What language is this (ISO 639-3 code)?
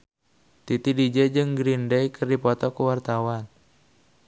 sun